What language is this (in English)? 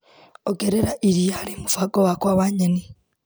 Kikuyu